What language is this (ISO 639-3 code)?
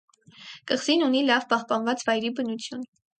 hye